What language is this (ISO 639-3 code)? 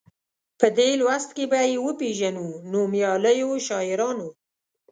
pus